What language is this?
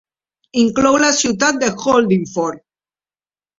Catalan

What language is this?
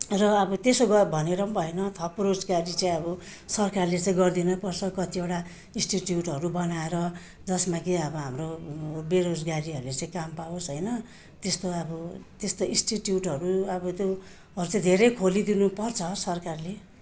Nepali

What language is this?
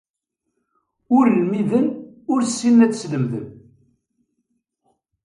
Kabyle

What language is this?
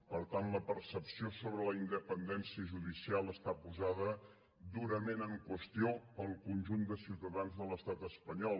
Catalan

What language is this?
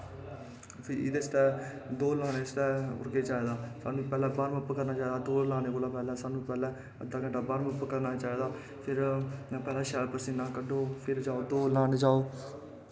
Dogri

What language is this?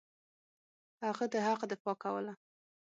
Pashto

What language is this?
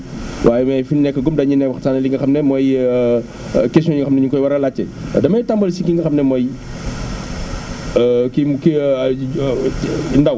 Wolof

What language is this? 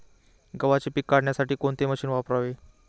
Marathi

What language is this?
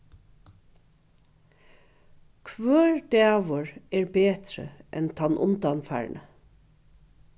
Faroese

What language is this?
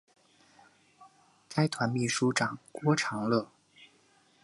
Chinese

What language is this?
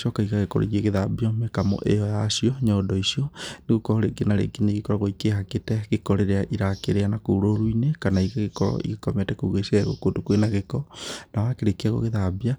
Kikuyu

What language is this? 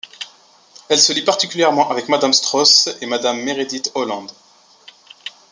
French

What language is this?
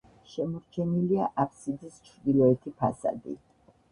Georgian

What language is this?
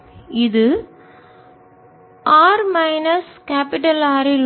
Tamil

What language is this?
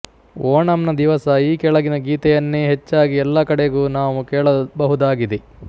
Kannada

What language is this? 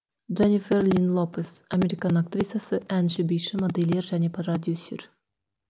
Kazakh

